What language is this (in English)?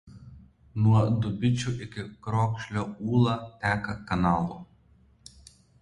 Lithuanian